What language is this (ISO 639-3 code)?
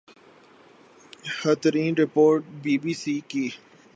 urd